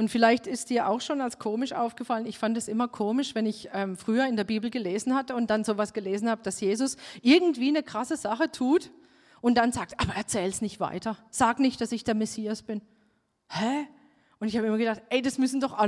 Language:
German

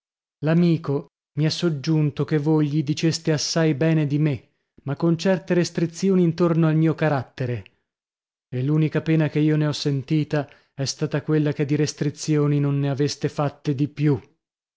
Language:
Italian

